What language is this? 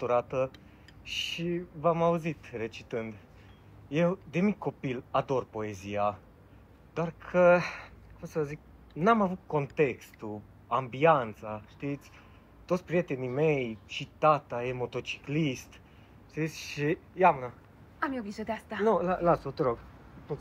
Romanian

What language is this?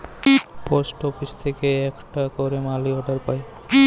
Bangla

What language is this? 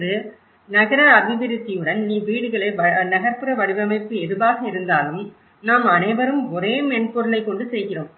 Tamil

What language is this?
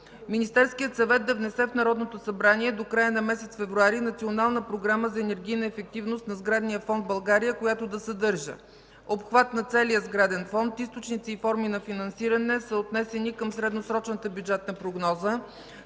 Bulgarian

